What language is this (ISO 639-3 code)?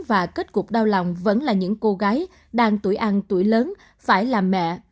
vie